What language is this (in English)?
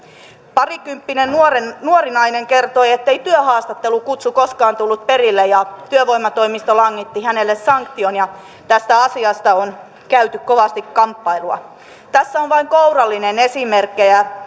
Finnish